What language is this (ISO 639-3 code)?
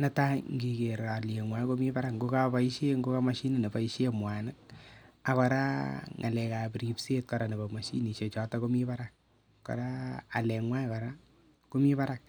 kln